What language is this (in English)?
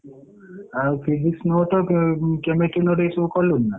Odia